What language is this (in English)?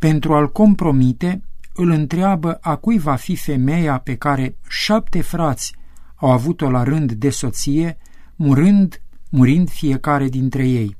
Romanian